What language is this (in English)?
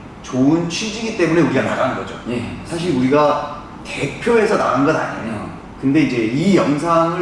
Korean